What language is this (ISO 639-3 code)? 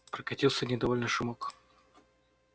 rus